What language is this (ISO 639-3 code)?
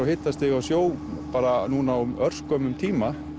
isl